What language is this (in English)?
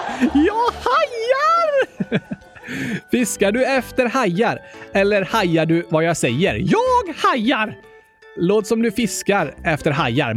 Swedish